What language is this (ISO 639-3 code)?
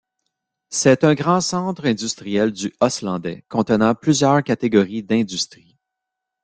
fra